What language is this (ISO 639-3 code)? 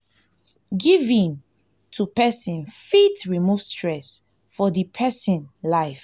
pcm